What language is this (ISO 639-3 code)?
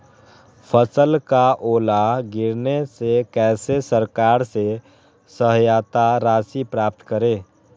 mag